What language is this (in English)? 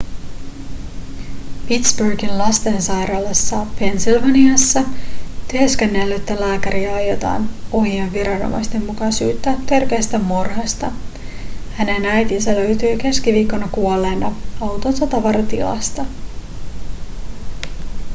Finnish